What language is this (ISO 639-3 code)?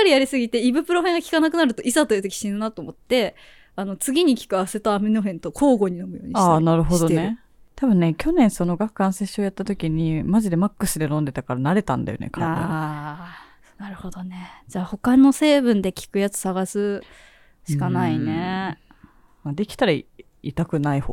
jpn